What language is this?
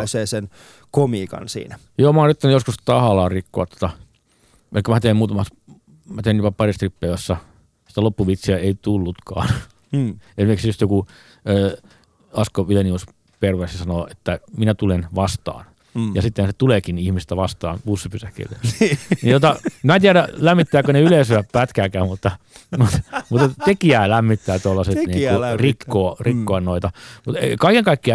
Finnish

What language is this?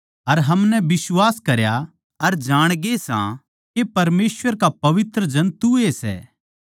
Haryanvi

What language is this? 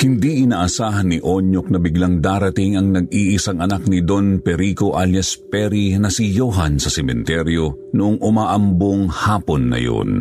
Filipino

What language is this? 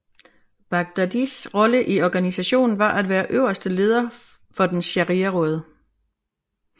Danish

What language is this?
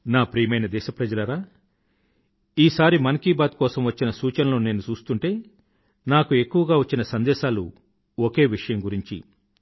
Telugu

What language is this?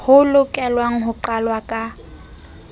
Southern Sotho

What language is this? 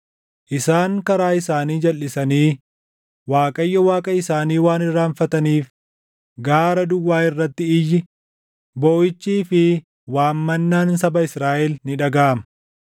Oromo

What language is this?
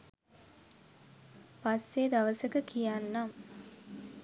Sinhala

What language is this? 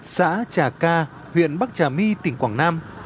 Vietnamese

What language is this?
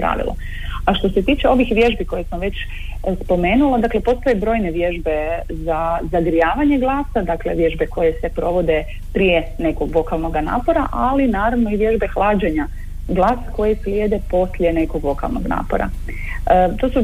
Croatian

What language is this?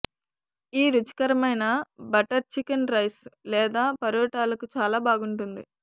Telugu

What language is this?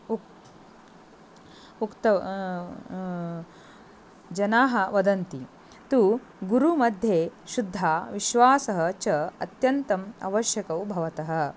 Sanskrit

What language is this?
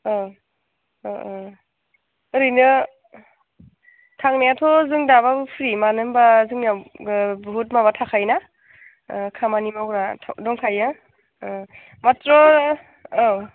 Bodo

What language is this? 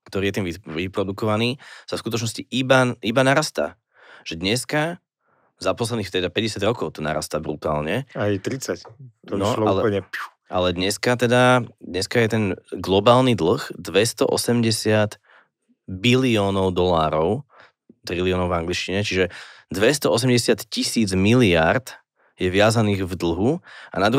Slovak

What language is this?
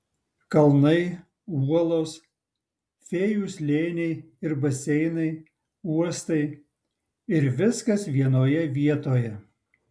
Lithuanian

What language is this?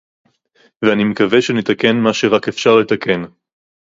Hebrew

